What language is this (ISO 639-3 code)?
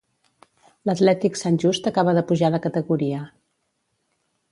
cat